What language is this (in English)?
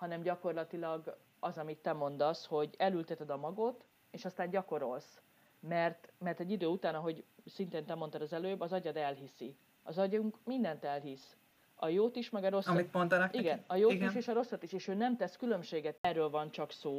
Hungarian